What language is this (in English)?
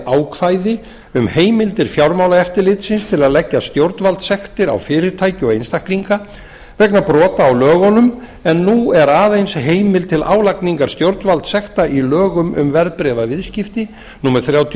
Icelandic